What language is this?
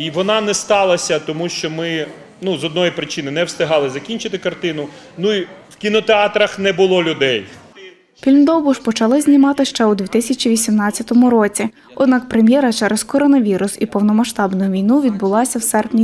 Ukrainian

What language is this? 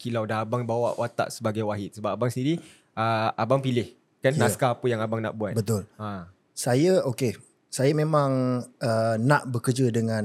Malay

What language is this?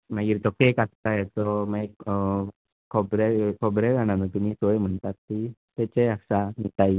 Konkani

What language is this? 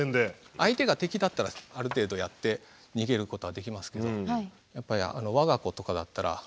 Japanese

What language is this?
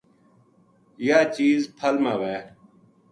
Gujari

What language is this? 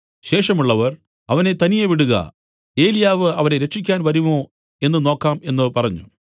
Malayalam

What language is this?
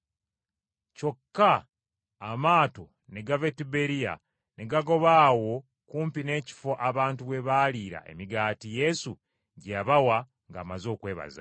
Ganda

